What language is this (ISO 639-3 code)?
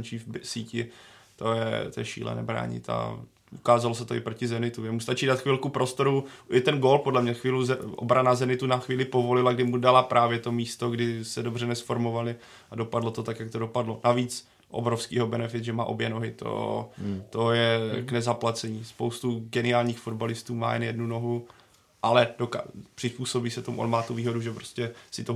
ces